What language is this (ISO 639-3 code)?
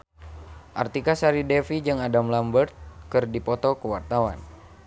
sun